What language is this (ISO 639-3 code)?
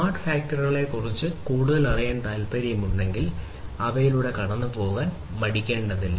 mal